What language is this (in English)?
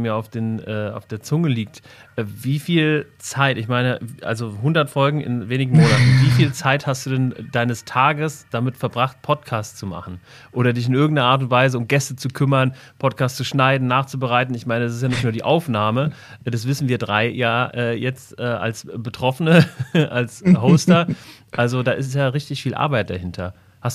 German